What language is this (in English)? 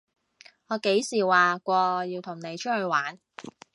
Cantonese